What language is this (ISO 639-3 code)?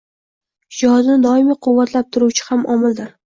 uzb